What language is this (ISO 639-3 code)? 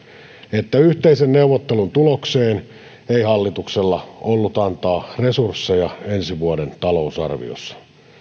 fin